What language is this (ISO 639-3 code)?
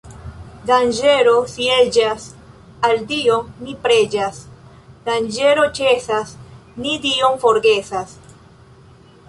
epo